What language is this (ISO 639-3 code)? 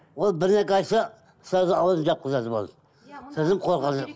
kaz